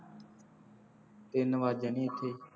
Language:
Punjabi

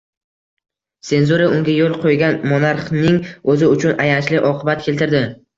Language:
Uzbek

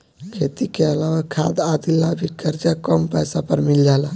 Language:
Bhojpuri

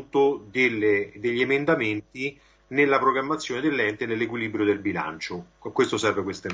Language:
Italian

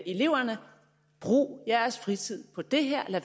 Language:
Danish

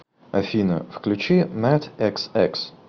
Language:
Russian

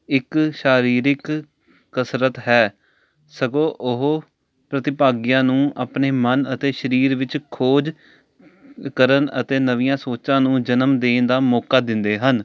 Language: Punjabi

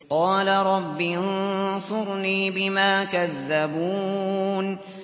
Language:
Arabic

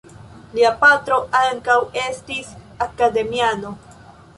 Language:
Esperanto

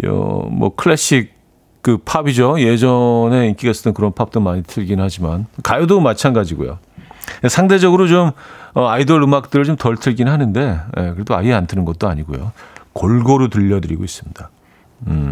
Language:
Korean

